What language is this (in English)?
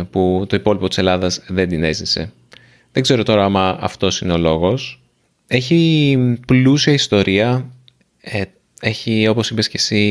Greek